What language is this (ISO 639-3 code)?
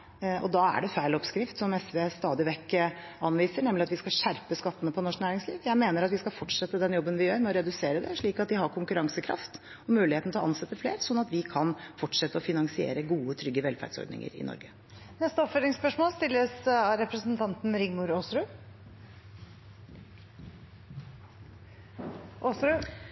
nor